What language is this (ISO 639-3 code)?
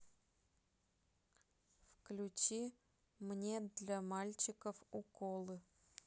rus